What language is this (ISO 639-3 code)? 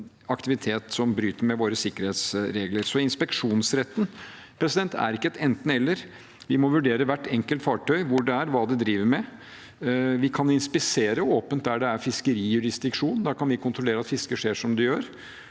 nor